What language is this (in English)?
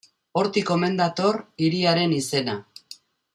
Basque